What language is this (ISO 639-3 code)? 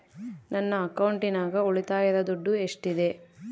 kan